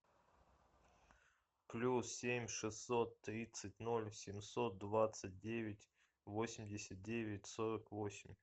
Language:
Russian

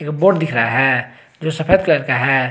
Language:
Hindi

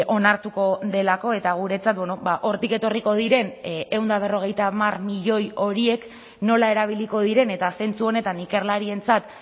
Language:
Basque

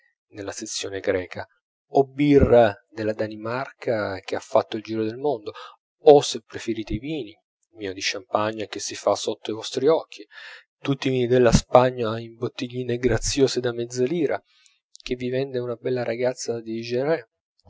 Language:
Italian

